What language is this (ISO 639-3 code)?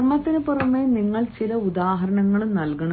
mal